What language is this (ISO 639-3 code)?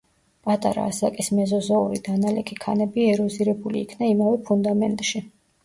kat